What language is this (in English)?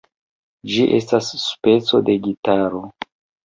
Esperanto